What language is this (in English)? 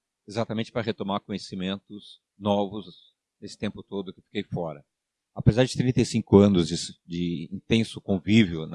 Portuguese